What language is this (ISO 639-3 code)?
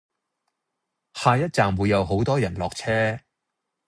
yue